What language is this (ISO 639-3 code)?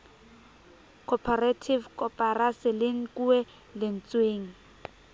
sot